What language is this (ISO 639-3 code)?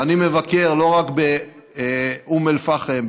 heb